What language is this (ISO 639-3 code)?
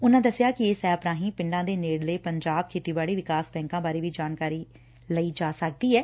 pan